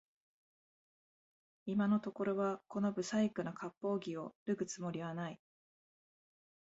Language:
Japanese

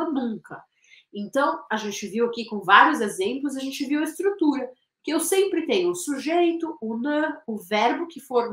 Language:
Portuguese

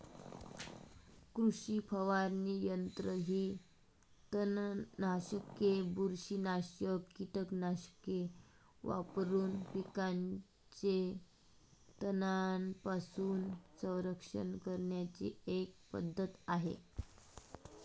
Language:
Marathi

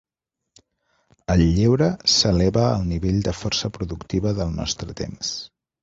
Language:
Catalan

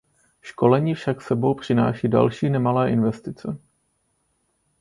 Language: Czech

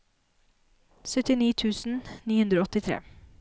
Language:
Norwegian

